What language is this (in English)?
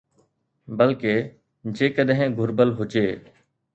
Sindhi